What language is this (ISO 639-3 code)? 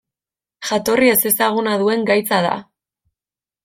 eus